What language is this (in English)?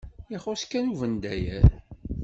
Kabyle